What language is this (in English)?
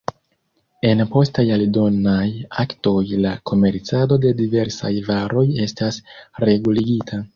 Esperanto